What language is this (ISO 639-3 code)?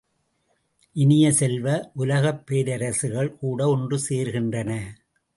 tam